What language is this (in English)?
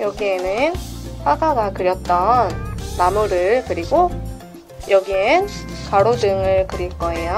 Korean